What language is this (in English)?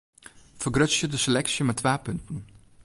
Western Frisian